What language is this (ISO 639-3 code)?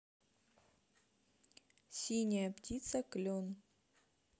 rus